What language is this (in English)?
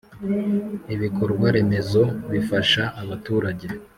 Kinyarwanda